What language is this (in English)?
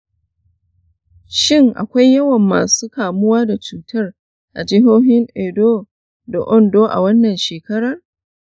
Hausa